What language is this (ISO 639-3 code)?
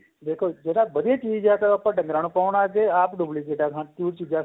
pan